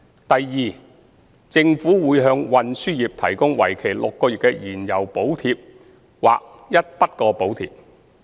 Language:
Cantonese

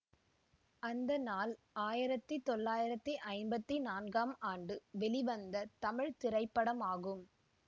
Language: Tamil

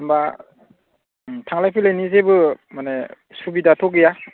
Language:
Bodo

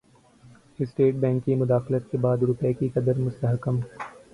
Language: Urdu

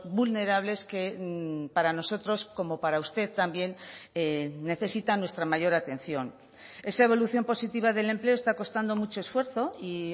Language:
Spanish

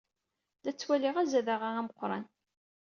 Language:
Kabyle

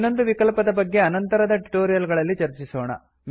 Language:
Kannada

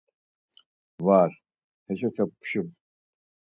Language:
Laz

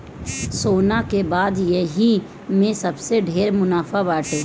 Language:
Bhojpuri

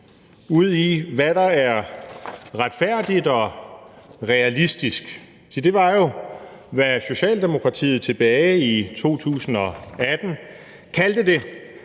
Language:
Danish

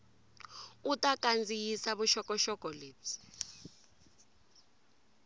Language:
Tsonga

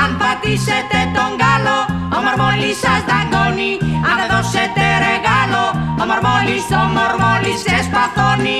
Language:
Greek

